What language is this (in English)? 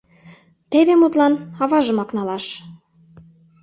Mari